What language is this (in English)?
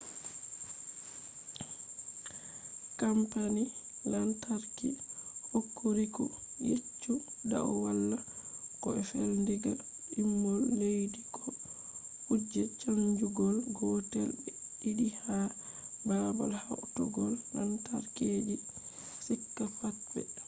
Fula